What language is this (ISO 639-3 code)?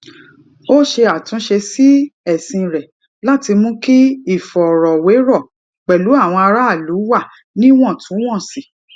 yor